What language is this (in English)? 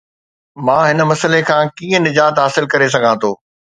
Sindhi